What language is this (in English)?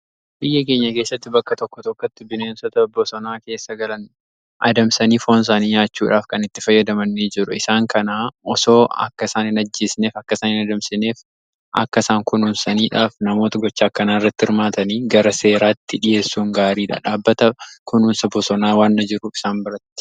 Oromo